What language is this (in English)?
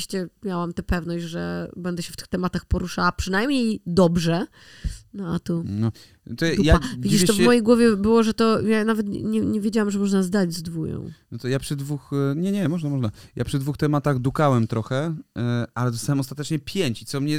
Polish